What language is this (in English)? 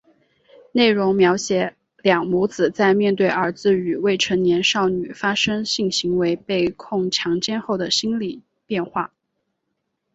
Chinese